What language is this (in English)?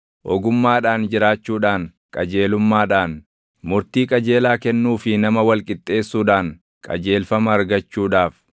Oromo